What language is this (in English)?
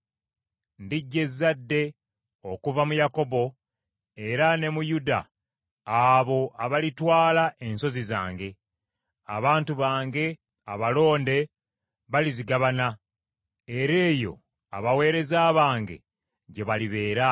Ganda